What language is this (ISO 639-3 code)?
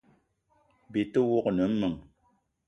eto